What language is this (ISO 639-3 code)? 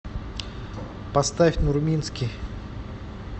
rus